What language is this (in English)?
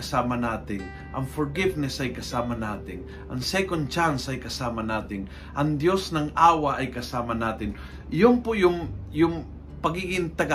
Filipino